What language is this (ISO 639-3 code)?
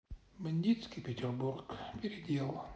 rus